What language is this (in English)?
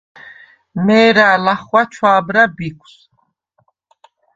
Svan